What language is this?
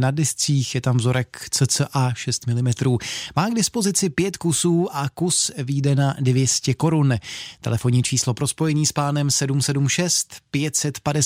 Czech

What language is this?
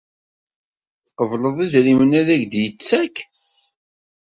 Kabyle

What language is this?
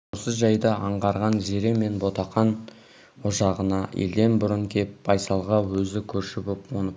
Kazakh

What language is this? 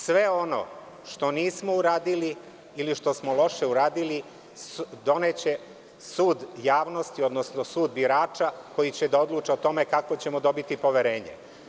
Serbian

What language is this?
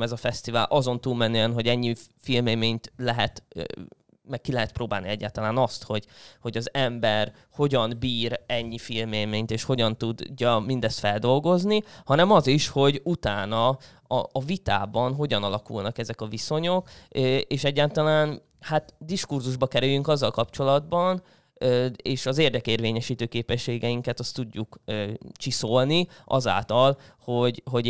Hungarian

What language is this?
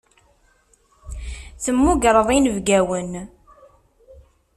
Kabyle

